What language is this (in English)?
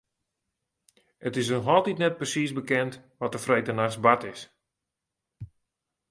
Western Frisian